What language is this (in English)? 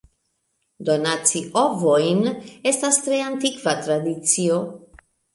Esperanto